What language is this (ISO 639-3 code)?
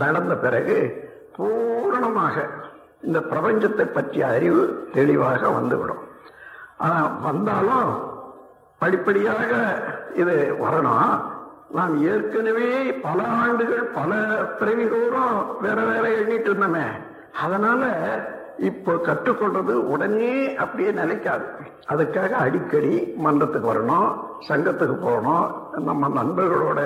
tam